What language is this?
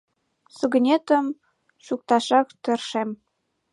Mari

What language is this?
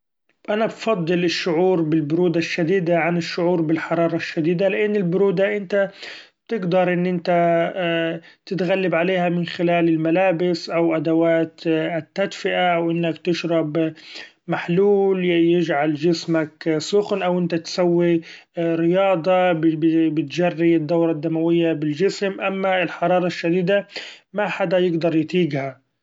Gulf Arabic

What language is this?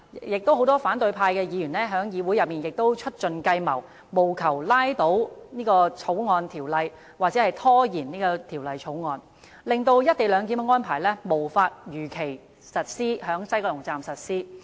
Cantonese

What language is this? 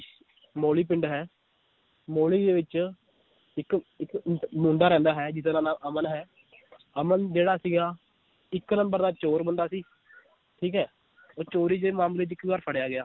Punjabi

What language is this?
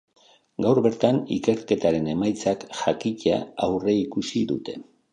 Basque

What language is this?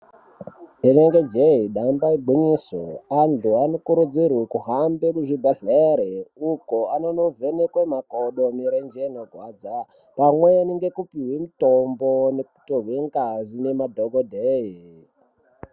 Ndau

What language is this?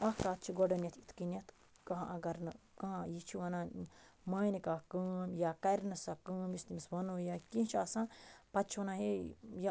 Kashmiri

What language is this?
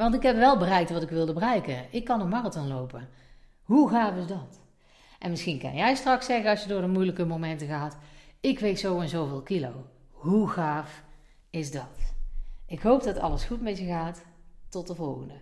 Dutch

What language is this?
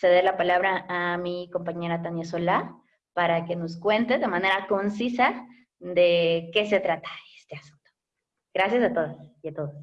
Spanish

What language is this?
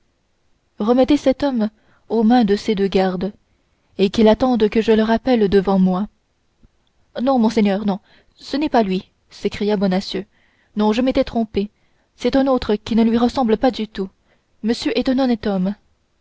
French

